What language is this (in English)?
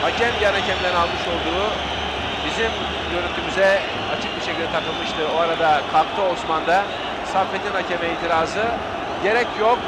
Turkish